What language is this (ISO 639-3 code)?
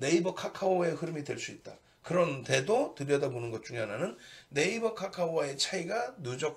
kor